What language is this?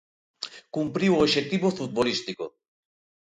Galician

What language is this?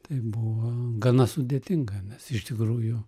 Lithuanian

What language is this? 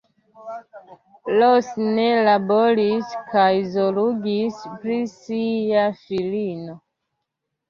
Esperanto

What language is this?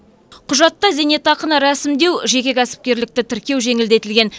Kazakh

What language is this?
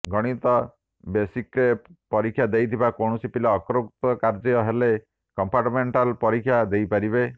Odia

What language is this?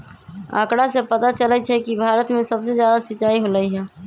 Magahi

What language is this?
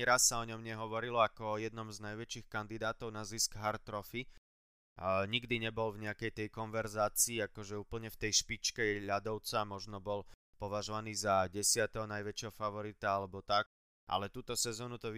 Slovak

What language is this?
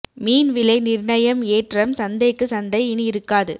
Tamil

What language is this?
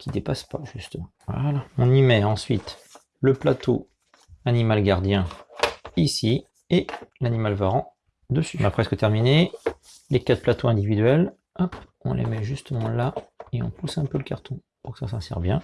French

